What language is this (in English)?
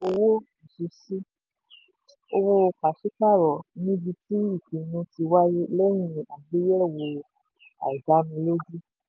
Yoruba